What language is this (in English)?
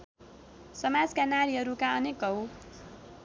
Nepali